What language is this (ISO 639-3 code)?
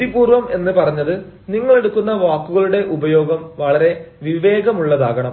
mal